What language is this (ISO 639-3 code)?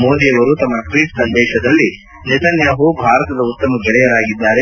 kan